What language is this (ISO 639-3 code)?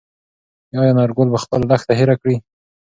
pus